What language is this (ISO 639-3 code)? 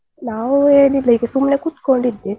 kan